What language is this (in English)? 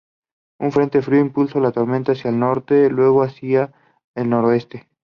Spanish